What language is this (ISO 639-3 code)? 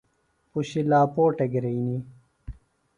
phl